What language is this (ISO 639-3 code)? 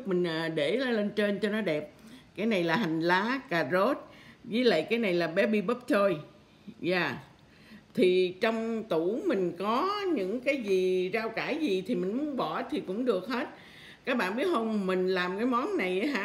vie